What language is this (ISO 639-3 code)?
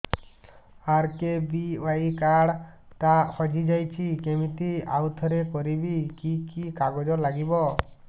ori